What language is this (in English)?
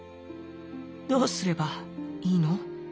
Japanese